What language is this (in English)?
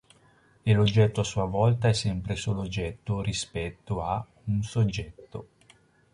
Italian